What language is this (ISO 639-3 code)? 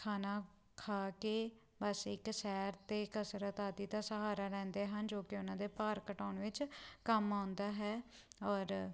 pan